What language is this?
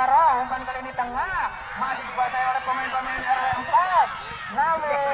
Indonesian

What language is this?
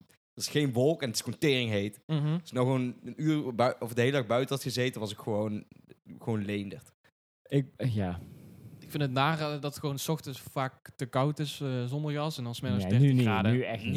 Dutch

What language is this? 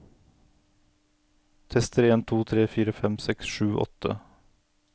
Norwegian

